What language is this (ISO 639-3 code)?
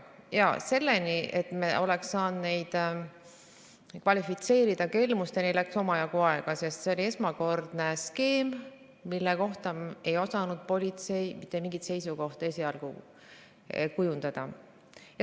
est